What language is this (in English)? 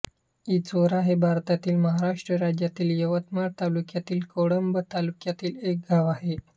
Marathi